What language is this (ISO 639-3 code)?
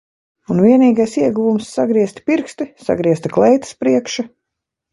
lav